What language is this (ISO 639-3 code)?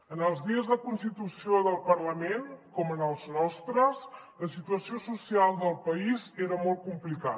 cat